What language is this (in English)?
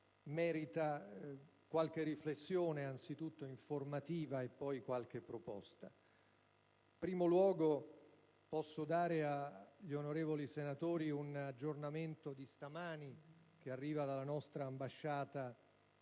Italian